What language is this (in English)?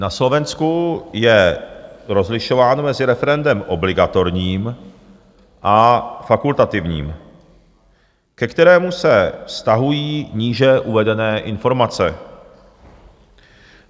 Czech